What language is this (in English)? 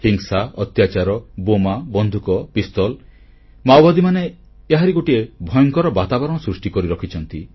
Odia